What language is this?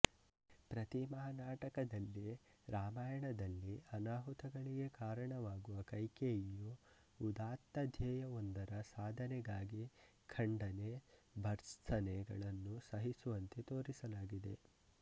Kannada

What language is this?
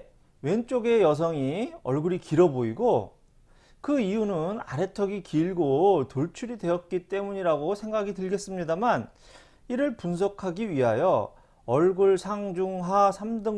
Korean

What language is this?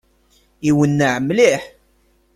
Kabyle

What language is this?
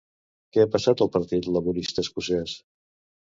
Catalan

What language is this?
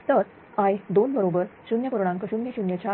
Marathi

